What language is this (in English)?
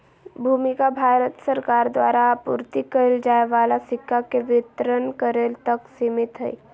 Magahi